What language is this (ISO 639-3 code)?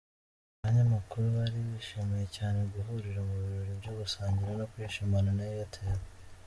kin